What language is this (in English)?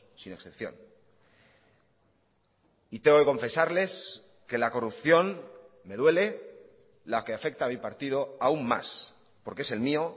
Spanish